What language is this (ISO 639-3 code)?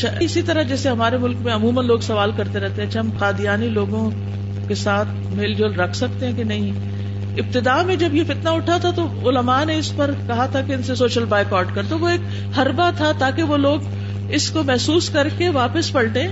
urd